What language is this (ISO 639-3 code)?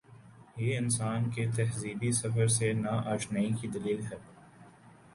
urd